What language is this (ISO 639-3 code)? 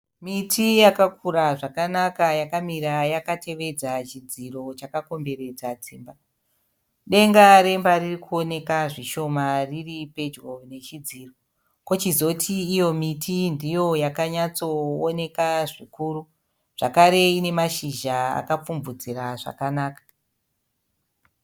sna